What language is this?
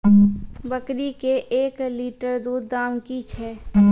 Maithili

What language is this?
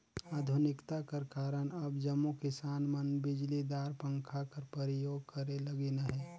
Chhattisgarhi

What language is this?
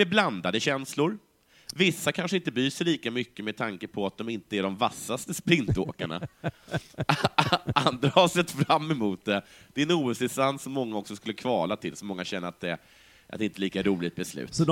Swedish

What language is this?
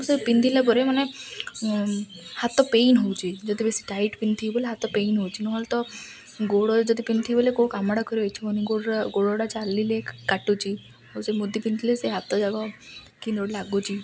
Odia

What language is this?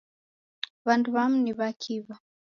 Taita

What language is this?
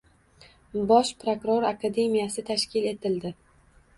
Uzbek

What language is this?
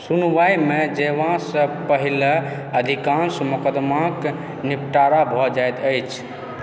Maithili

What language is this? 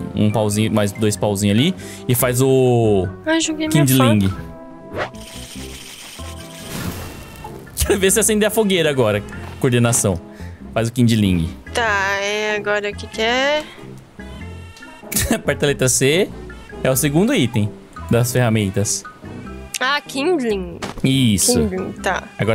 Portuguese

